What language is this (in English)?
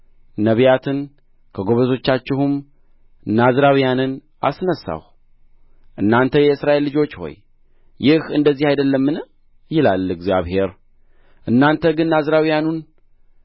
Amharic